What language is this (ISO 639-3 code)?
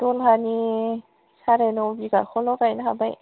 brx